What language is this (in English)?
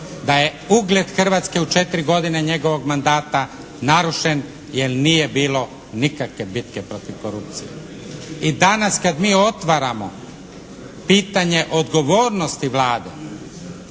Croatian